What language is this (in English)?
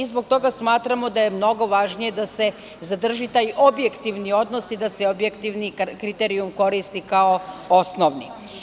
Serbian